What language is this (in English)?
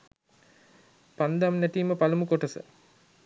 Sinhala